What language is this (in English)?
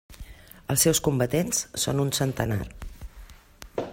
Catalan